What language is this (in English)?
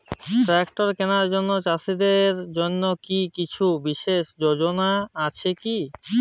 Bangla